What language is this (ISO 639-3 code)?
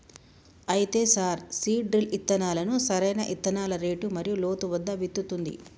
tel